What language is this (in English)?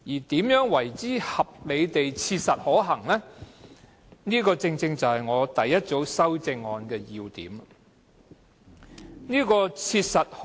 Cantonese